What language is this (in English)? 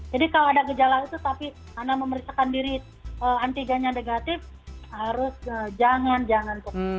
Indonesian